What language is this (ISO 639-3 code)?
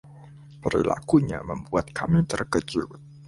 ind